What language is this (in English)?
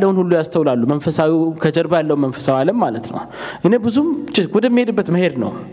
Amharic